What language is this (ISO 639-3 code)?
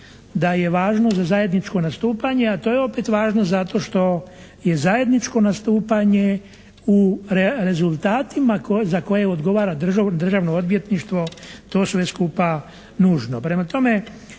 hrv